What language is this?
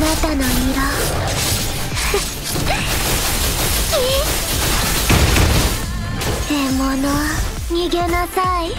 Japanese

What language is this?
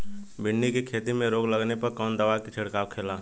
Bhojpuri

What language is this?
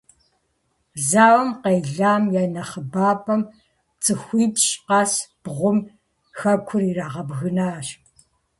Kabardian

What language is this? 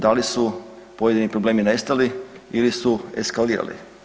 Croatian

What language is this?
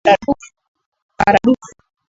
Swahili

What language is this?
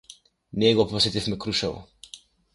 Macedonian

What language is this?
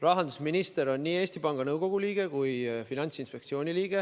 Estonian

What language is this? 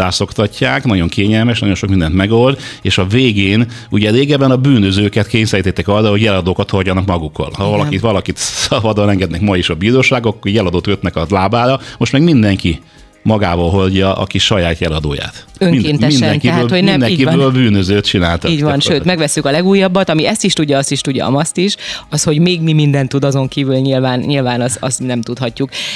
Hungarian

